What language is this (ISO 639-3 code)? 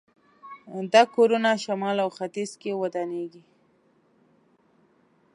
pus